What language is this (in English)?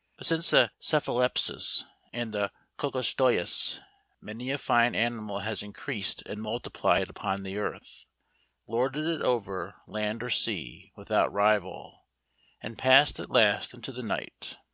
English